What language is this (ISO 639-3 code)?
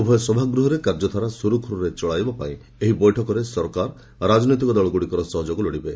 ori